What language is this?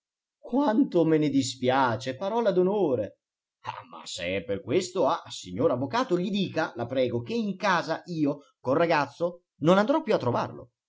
Italian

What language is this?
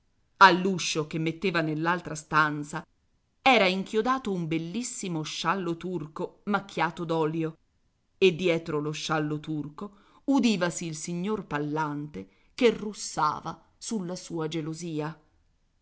Italian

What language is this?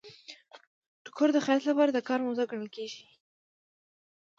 Pashto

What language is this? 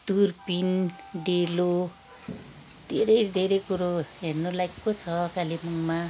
Nepali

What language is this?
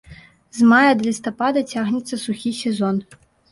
Belarusian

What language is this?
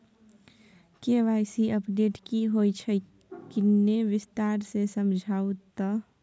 Maithili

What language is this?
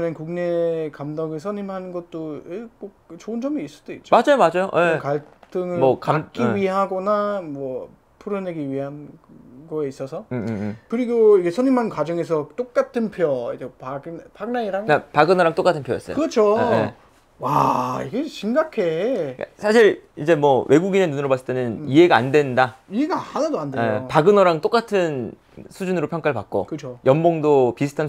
Korean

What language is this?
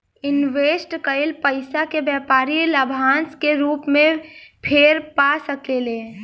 Bhojpuri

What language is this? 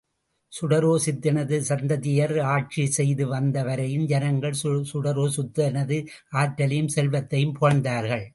Tamil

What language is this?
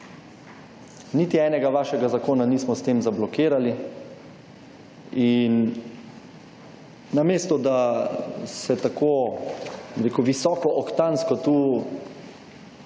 Slovenian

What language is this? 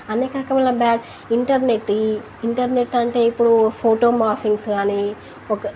Telugu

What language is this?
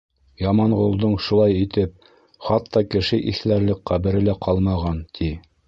Bashkir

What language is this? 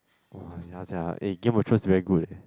English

